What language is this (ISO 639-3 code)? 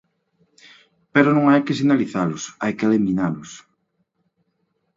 glg